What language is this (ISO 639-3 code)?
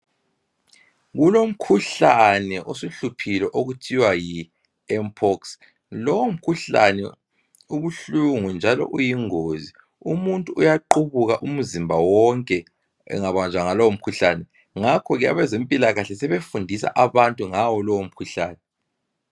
nde